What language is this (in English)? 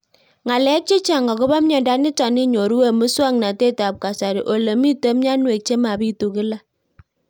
Kalenjin